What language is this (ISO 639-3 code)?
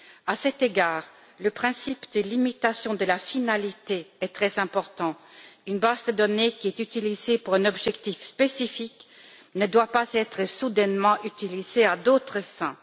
fra